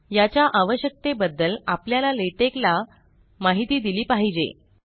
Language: Marathi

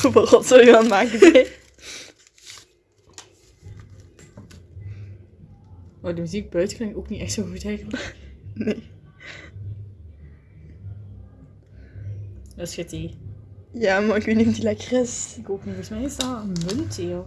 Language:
Dutch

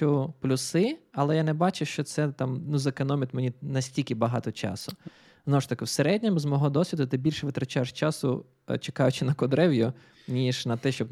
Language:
Ukrainian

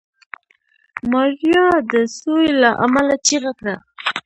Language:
Pashto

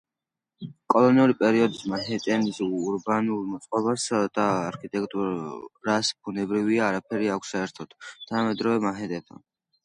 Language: Georgian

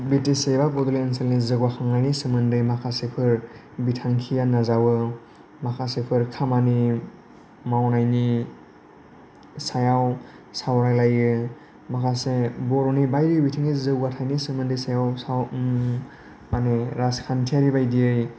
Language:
Bodo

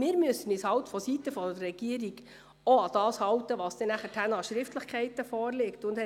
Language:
Swiss German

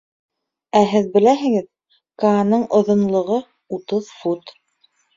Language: Bashkir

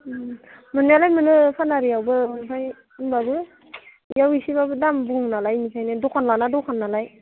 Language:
Bodo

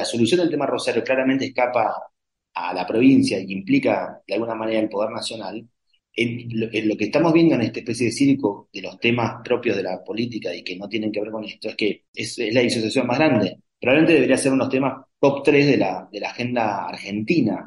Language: Spanish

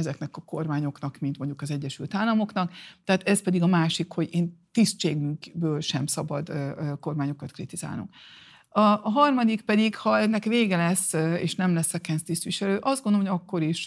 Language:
Hungarian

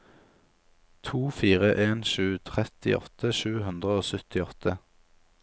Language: Norwegian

